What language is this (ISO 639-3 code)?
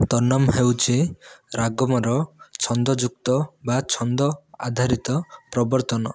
ori